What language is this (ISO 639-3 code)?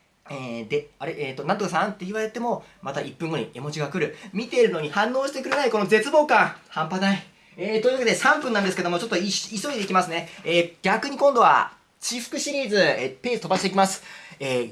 jpn